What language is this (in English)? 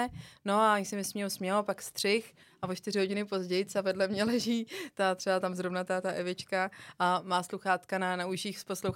Czech